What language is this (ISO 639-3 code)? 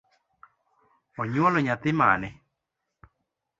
luo